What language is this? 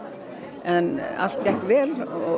Icelandic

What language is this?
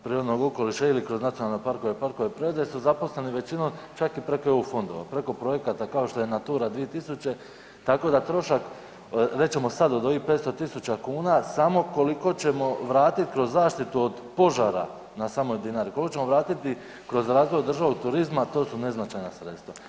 Croatian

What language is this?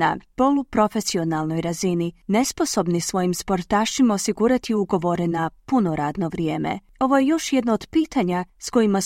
Croatian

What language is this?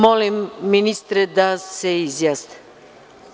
Serbian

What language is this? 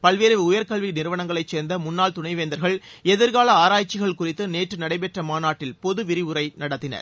Tamil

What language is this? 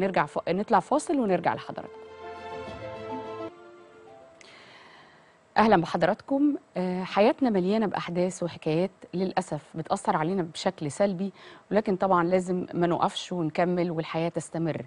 Arabic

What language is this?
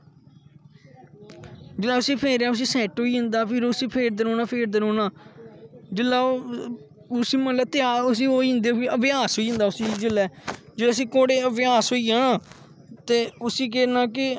Dogri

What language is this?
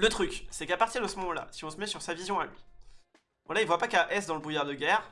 French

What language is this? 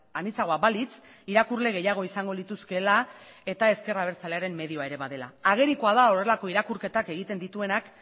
Basque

